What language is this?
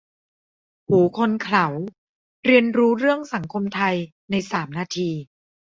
Thai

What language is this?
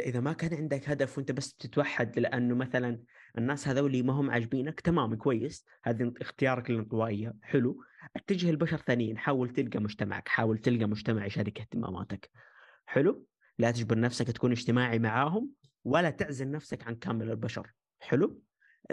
Arabic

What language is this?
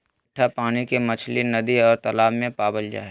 Magahi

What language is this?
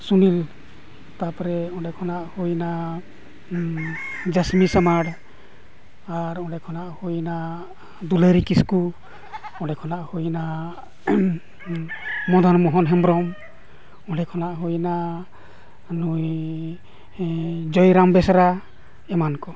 Santali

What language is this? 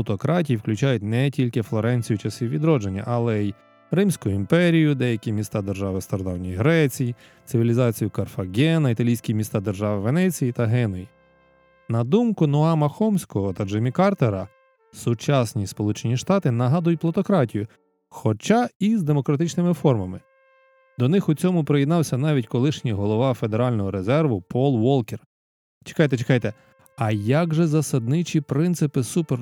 Ukrainian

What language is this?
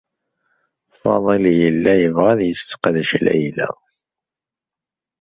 Kabyle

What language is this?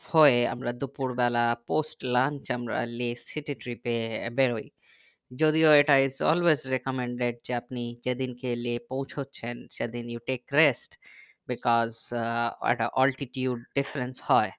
Bangla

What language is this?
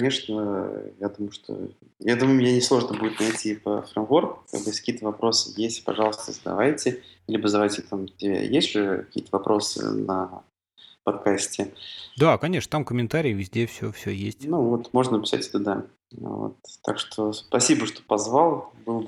Russian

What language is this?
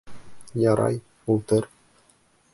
Bashkir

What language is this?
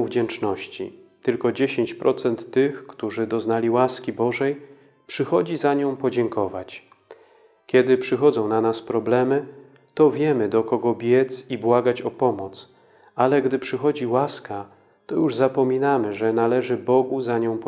Polish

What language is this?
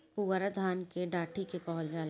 Bhojpuri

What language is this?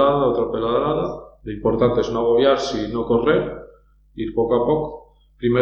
Spanish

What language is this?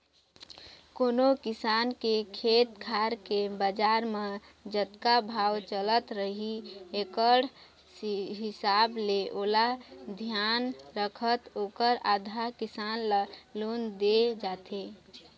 Chhattisgarhi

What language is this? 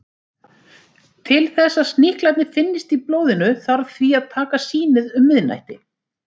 Icelandic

